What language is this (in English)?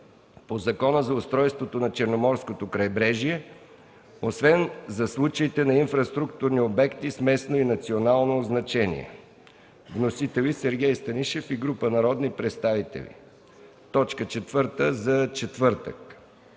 Bulgarian